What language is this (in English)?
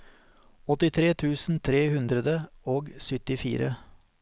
Norwegian